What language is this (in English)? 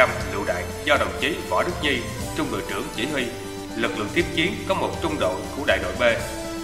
Vietnamese